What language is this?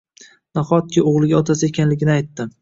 Uzbek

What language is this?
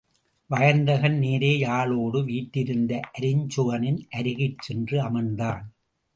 Tamil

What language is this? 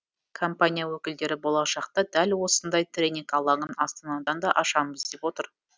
Kazakh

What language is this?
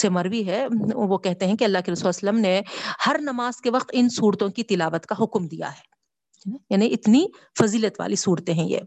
Urdu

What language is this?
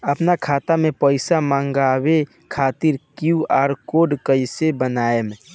Bhojpuri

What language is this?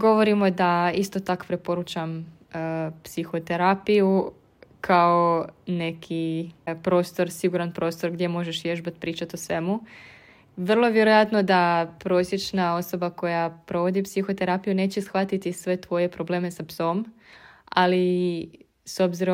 Croatian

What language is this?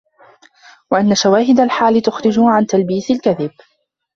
Arabic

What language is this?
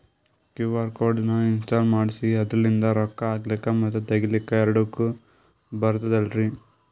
Kannada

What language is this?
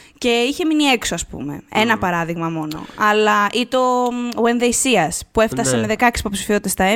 Greek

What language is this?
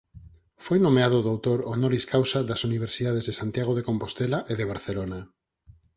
Galician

